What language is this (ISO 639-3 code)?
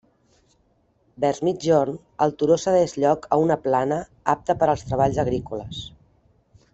cat